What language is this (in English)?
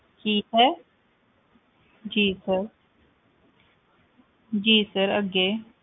Punjabi